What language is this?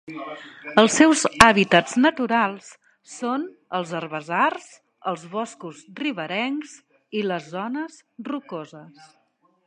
Catalan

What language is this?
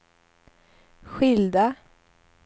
Swedish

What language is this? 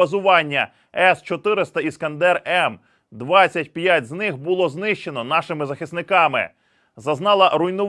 Ukrainian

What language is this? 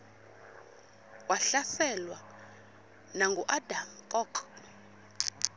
Xhosa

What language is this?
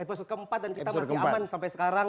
Indonesian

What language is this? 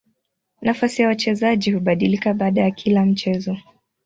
Swahili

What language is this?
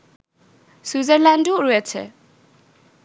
Bangla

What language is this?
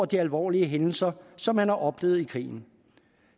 Danish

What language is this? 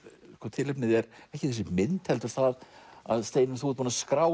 Icelandic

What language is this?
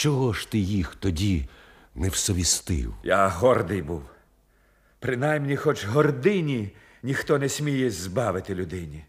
Ukrainian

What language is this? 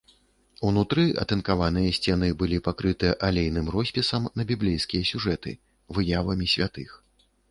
Belarusian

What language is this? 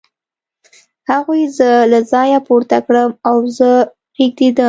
Pashto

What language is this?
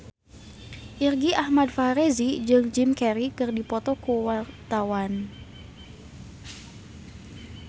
Sundanese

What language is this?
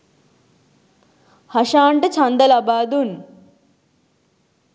Sinhala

